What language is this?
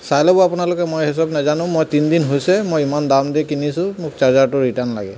Assamese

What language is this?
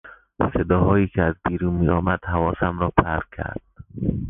Persian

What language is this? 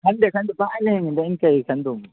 Manipuri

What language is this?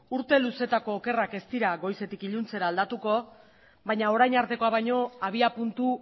Basque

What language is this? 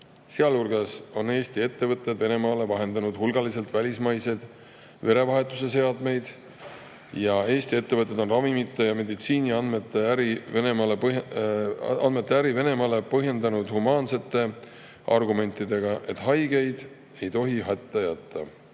Estonian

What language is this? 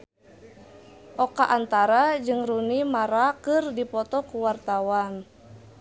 Sundanese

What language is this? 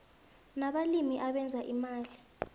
South Ndebele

